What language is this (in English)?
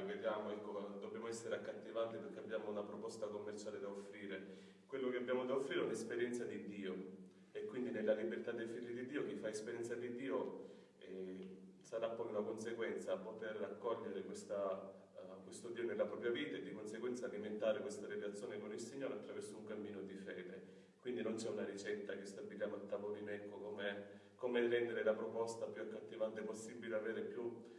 Italian